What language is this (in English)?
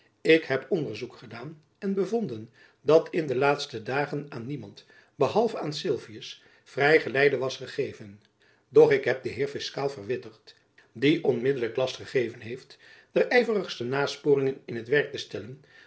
Dutch